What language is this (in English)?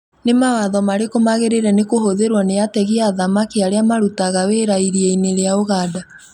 Kikuyu